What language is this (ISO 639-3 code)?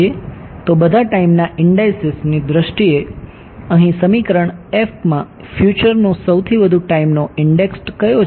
guj